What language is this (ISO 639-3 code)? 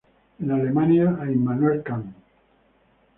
spa